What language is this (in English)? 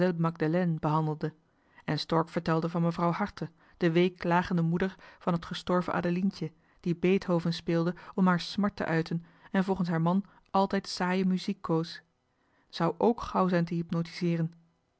Dutch